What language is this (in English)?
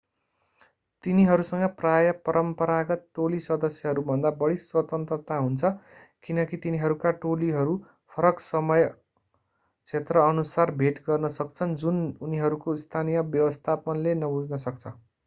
Nepali